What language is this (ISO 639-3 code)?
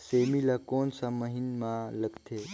hne